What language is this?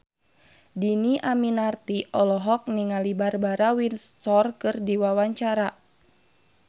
Sundanese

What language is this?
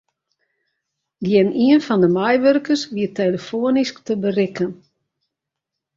Western Frisian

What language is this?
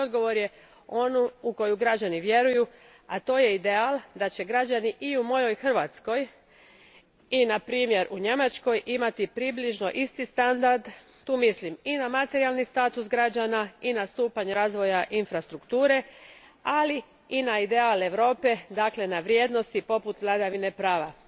Croatian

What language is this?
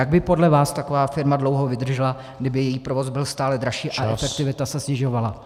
Czech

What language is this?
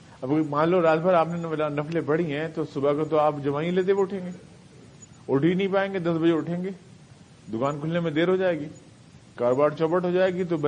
Urdu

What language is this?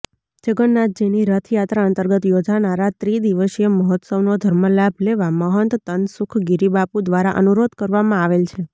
Gujarati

